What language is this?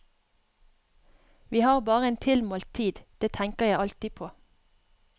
Norwegian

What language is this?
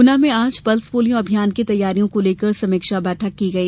Hindi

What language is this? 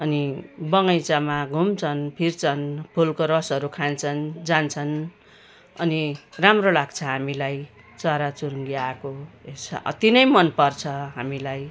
Nepali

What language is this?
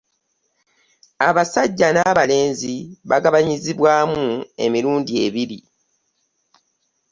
Ganda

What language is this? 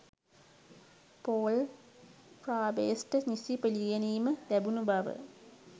Sinhala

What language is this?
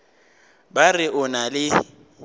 Northern Sotho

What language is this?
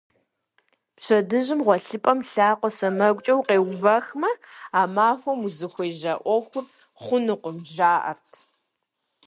Kabardian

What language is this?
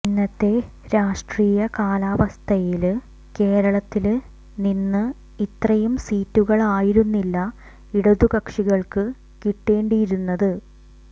Malayalam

